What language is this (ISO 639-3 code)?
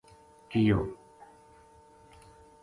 gju